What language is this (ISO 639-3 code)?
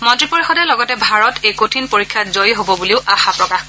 asm